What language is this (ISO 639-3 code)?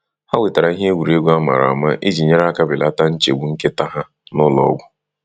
ibo